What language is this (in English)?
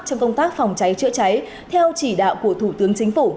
Vietnamese